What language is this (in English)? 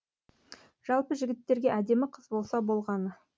Kazakh